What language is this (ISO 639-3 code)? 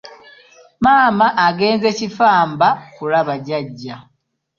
lug